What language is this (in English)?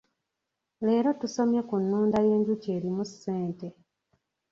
Ganda